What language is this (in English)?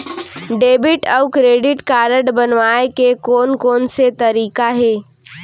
Chhattisgarhi